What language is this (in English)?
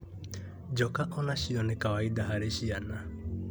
Kikuyu